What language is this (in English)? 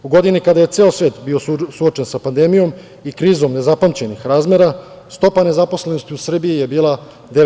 Serbian